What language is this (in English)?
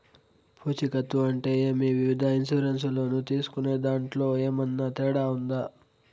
Telugu